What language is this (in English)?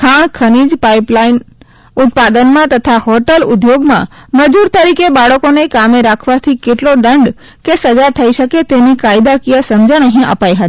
Gujarati